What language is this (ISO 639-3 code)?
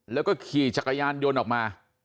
tha